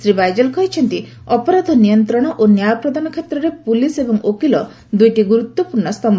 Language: Odia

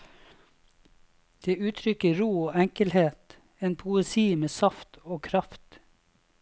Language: Norwegian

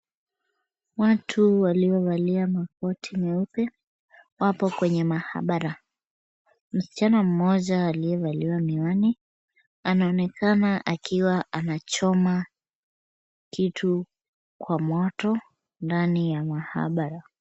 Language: Swahili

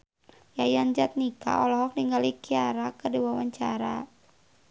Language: Sundanese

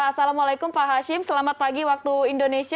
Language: Indonesian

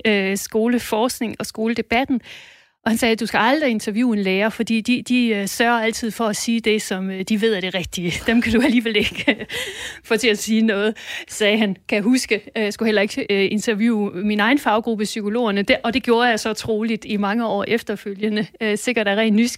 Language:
Danish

